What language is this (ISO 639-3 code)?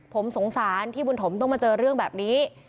tha